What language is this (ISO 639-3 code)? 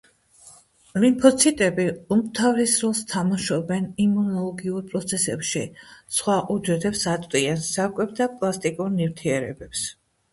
kat